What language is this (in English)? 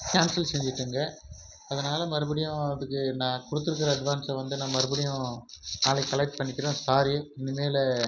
Tamil